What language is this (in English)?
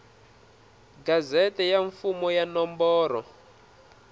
Tsonga